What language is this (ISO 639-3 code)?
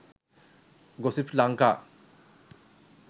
sin